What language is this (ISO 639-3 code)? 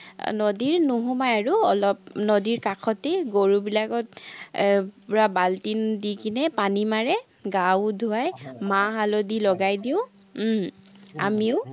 asm